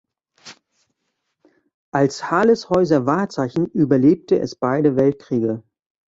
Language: German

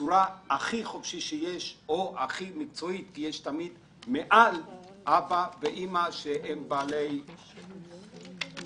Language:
Hebrew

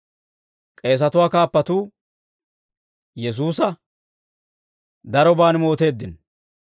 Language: Dawro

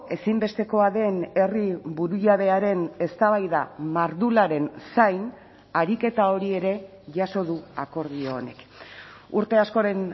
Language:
Basque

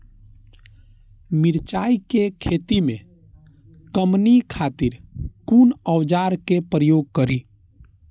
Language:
Maithili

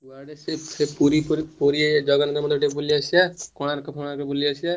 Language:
Odia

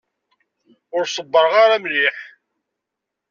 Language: Kabyle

